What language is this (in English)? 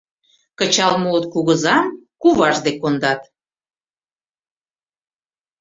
Mari